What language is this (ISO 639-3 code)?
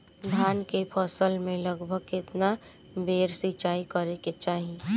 bho